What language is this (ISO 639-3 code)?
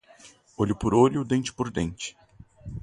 por